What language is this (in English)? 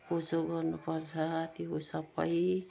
Nepali